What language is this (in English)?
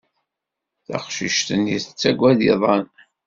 Kabyle